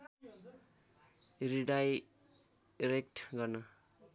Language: Nepali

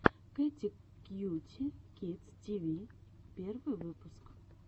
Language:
Russian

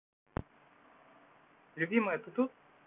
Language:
Russian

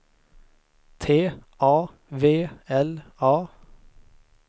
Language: Swedish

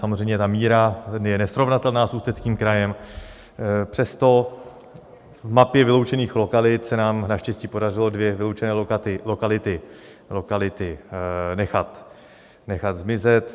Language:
Czech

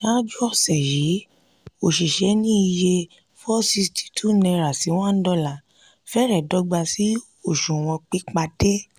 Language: Yoruba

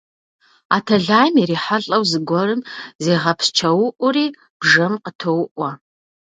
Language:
Kabardian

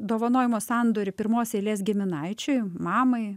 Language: Lithuanian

